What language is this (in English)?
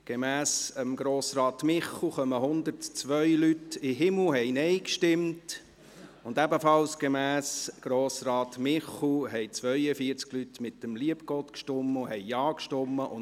Swiss German